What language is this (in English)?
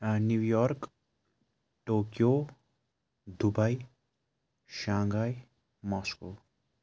Kashmiri